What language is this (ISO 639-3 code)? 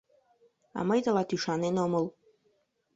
chm